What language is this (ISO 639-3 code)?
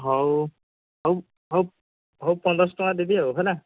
ori